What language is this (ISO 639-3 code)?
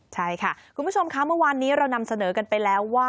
tha